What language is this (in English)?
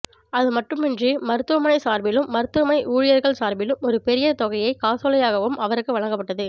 Tamil